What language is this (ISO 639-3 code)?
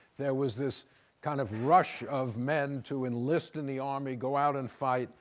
eng